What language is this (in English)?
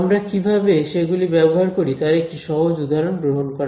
Bangla